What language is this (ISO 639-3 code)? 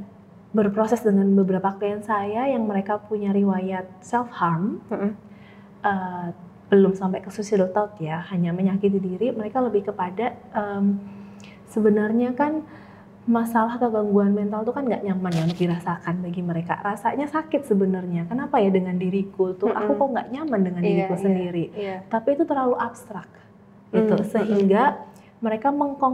ind